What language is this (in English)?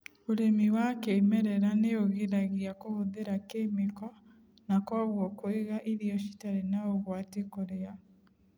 Kikuyu